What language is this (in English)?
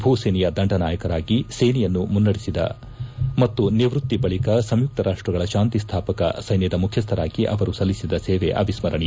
Kannada